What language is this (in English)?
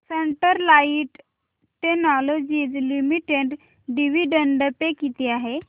Marathi